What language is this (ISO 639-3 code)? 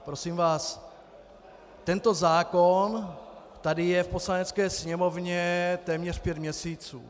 ces